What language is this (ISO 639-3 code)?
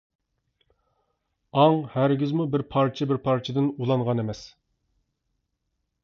uig